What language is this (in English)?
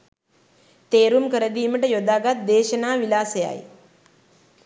Sinhala